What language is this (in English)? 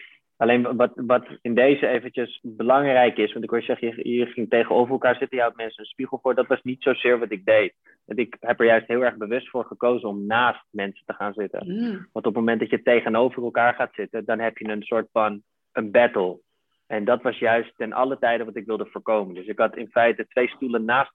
Dutch